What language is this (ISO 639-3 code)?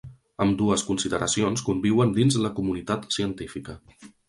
cat